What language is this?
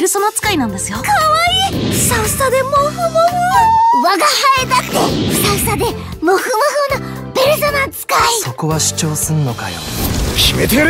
Japanese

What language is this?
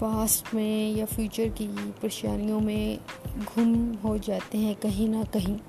Urdu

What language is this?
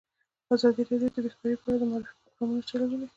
Pashto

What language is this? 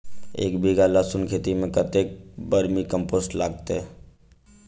Maithili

